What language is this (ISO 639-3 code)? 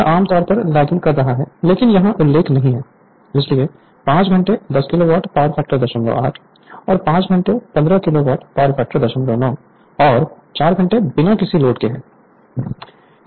hin